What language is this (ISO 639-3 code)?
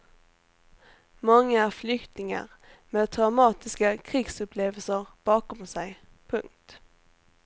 swe